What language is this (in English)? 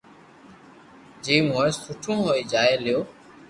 Loarki